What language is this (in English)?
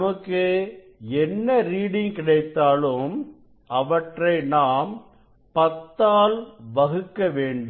Tamil